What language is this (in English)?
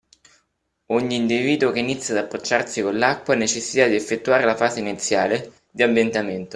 Italian